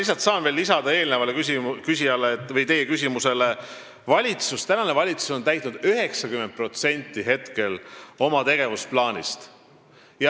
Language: Estonian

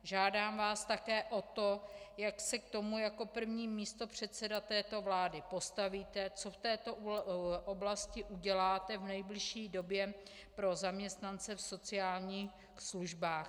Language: Czech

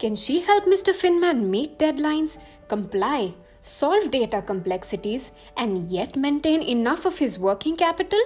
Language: English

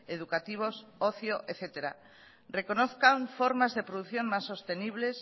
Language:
Spanish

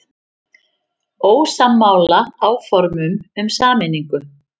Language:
Icelandic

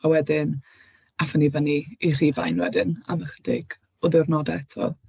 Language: Welsh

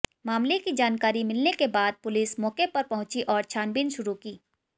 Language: Hindi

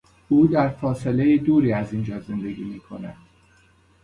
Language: Persian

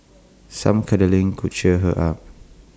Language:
English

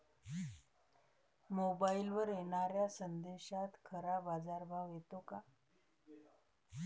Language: Marathi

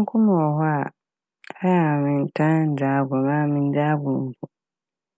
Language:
Akan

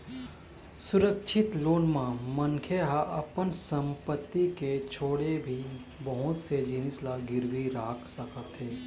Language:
Chhattisgarhi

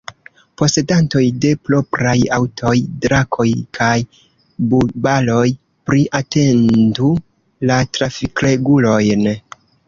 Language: Esperanto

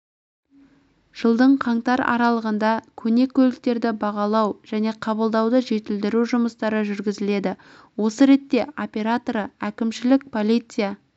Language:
Kazakh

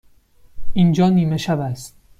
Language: Persian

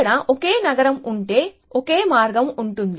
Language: Telugu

